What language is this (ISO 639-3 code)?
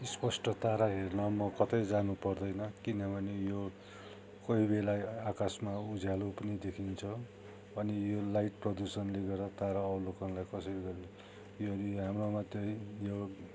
nep